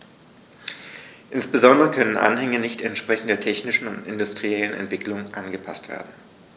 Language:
German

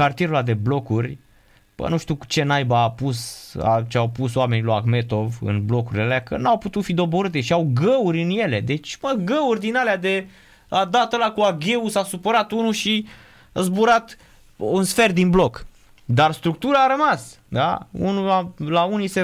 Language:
Romanian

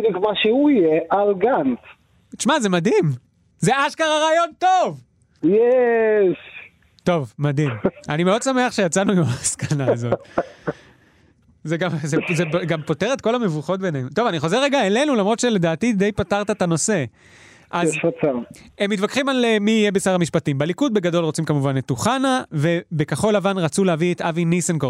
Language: Hebrew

